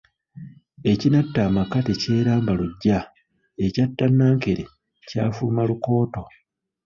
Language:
Ganda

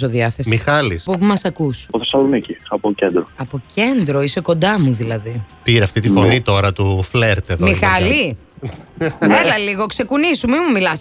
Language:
Greek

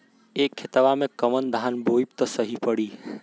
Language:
Bhojpuri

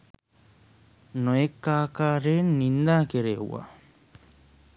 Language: Sinhala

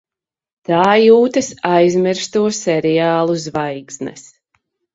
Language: Latvian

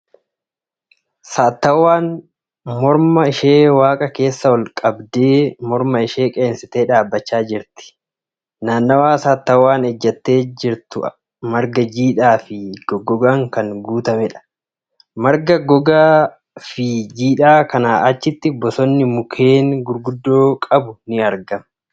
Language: Oromo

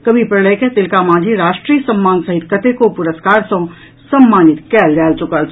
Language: Maithili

